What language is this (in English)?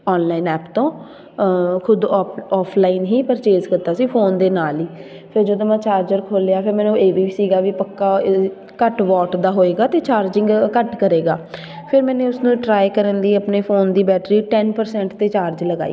Punjabi